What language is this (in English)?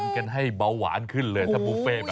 Thai